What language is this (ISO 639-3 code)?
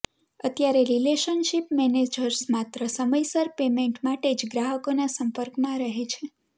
guj